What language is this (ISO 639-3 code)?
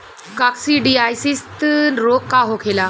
bho